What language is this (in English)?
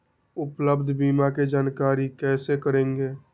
Magahi